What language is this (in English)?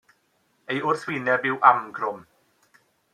Welsh